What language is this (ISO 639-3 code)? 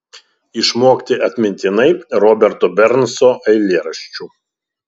lit